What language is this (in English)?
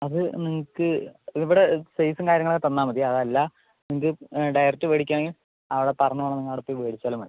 Malayalam